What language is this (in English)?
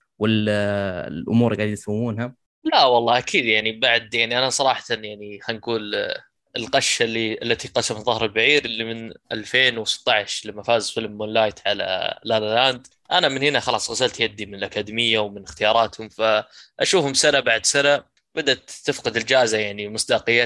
Arabic